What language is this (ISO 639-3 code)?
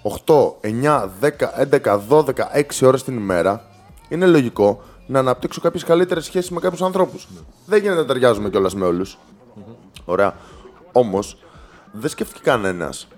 ell